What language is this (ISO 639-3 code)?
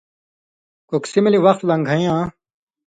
mvy